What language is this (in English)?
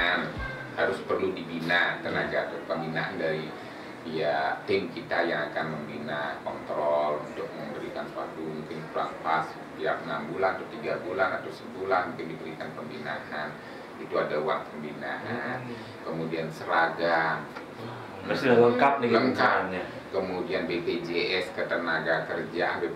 Indonesian